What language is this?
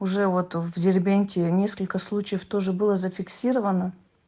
Russian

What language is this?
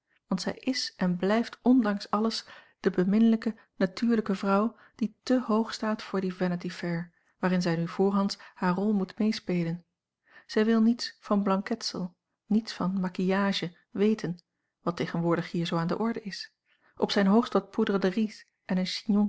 Dutch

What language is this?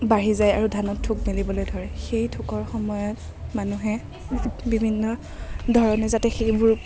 Assamese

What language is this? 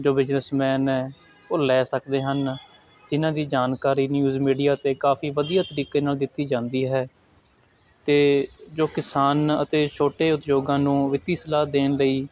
Punjabi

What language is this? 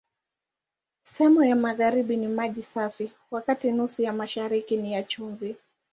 Swahili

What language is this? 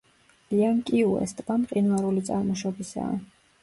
Georgian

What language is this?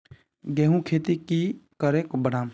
Magahi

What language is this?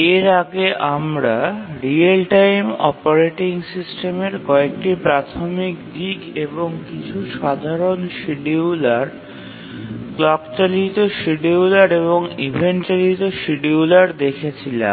Bangla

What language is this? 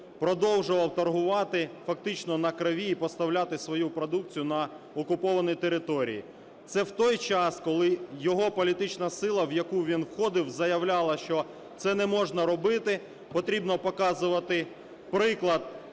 Ukrainian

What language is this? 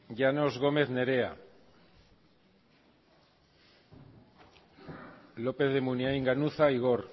Basque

